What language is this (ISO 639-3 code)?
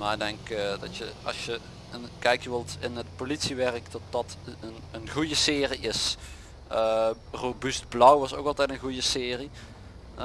nld